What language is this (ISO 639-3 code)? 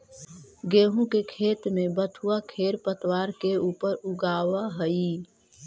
mag